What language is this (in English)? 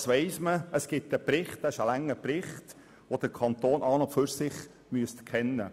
Swiss German